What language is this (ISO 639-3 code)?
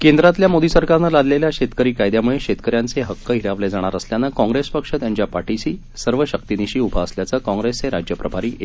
mar